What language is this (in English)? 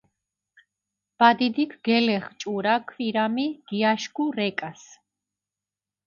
Mingrelian